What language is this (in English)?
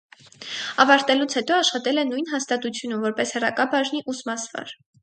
Armenian